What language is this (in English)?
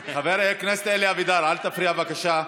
Hebrew